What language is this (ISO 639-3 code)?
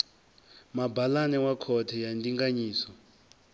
ven